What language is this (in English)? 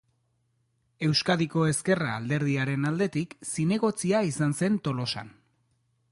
Basque